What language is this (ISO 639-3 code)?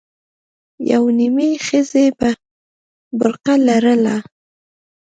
pus